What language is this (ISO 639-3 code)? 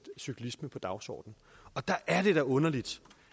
dan